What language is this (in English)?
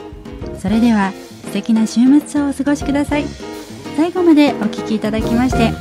Japanese